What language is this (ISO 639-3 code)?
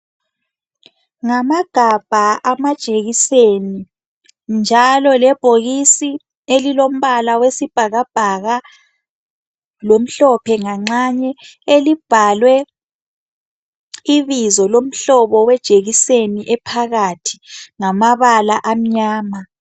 nde